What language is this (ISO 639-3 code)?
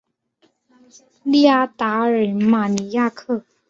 zho